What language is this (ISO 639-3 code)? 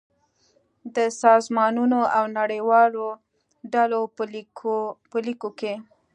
pus